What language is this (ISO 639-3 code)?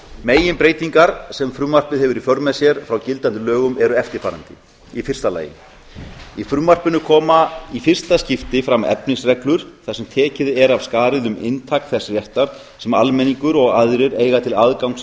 isl